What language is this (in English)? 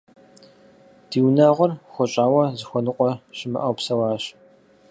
Kabardian